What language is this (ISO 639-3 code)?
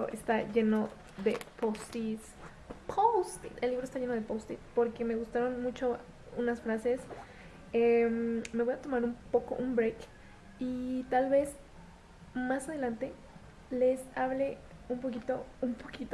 spa